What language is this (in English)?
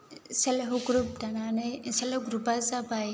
Bodo